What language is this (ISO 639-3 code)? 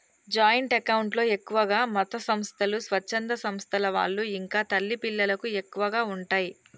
tel